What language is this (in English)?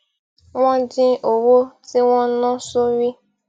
Yoruba